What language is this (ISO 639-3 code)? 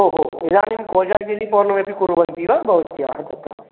san